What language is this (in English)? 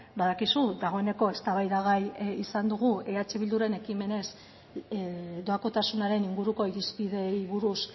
Basque